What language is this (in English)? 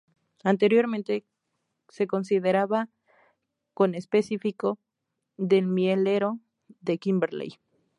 Spanish